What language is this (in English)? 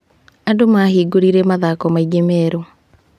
Kikuyu